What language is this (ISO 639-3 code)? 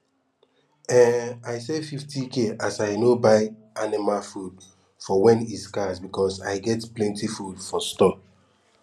pcm